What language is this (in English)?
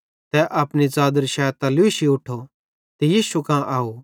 Bhadrawahi